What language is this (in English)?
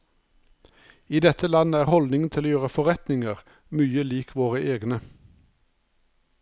Norwegian